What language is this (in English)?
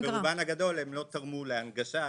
Hebrew